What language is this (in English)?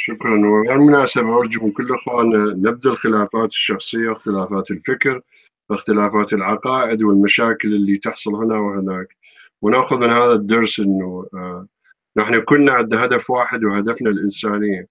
Arabic